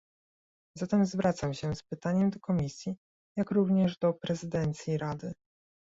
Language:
Polish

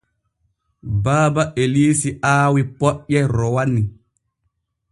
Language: Borgu Fulfulde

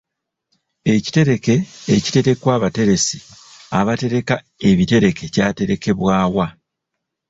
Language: Ganda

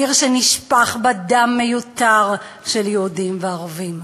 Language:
Hebrew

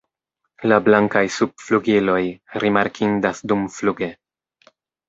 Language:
Esperanto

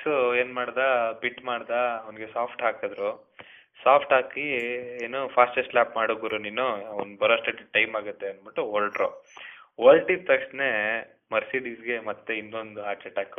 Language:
Kannada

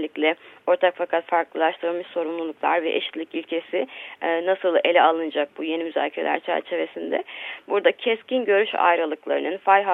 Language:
Turkish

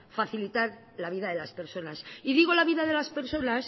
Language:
Spanish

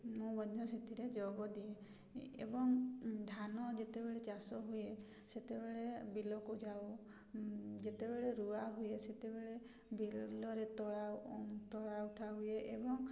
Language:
Odia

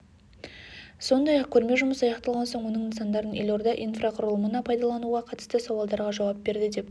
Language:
Kazakh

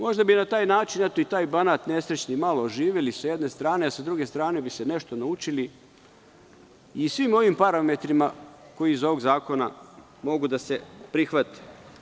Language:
Serbian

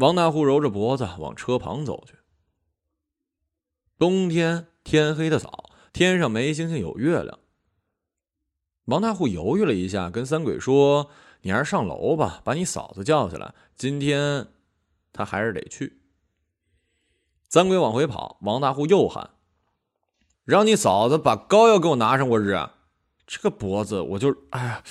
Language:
Chinese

